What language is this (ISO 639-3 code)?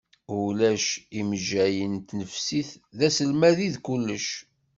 kab